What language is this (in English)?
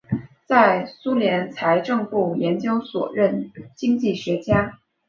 Chinese